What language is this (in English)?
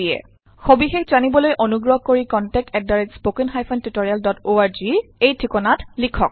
Assamese